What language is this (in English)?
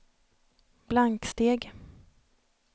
Swedish